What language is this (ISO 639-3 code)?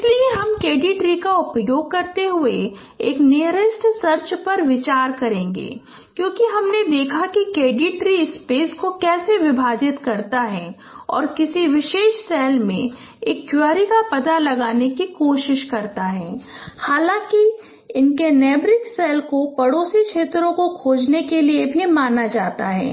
hin